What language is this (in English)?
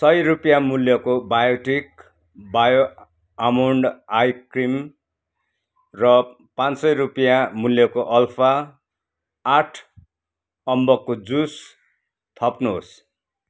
Nepali